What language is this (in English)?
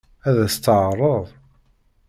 Kabyle